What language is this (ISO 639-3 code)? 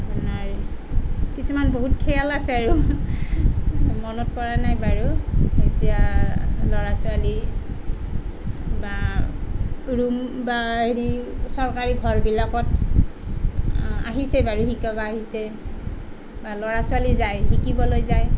asm